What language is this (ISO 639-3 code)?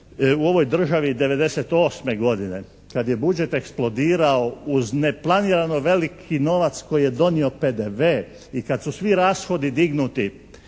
hrv